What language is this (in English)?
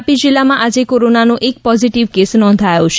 Gujarati